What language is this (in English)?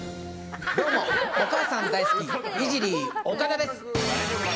Japanese